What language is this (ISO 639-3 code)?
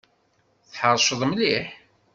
kab